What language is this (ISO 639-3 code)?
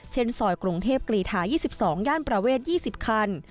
tha